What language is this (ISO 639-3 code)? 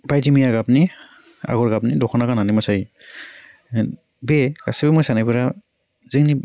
brx